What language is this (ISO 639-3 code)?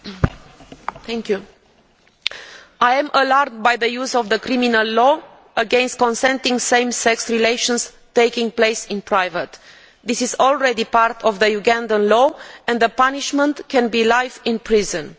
eng